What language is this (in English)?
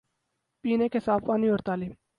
Urdu